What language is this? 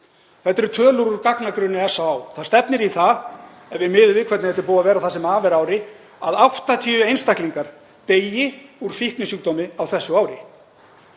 Icelandic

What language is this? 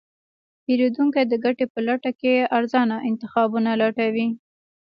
Pashto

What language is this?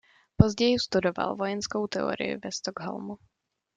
Czech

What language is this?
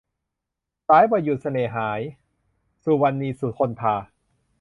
Thai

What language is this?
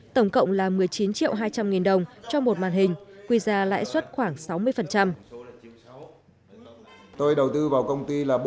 Vietnamese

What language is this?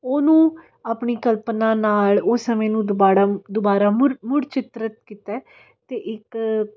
Punjabi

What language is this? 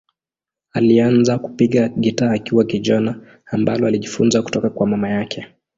Swahili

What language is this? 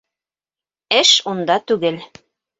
Bashkir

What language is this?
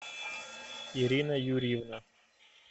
Russian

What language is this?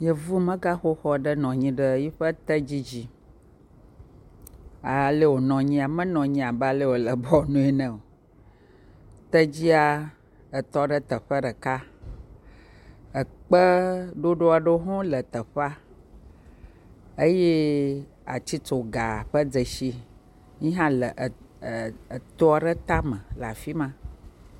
Ewe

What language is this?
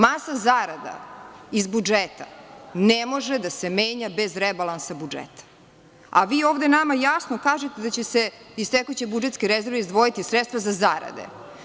Serbian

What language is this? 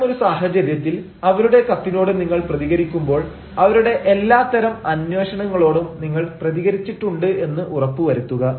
Malayalam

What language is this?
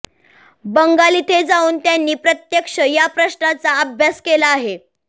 Marathi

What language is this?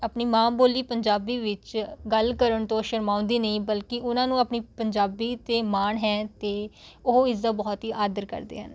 Punjabi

